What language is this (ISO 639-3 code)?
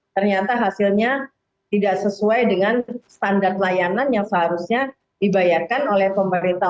ind